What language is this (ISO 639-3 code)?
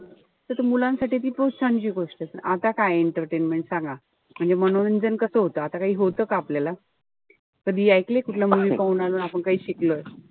mar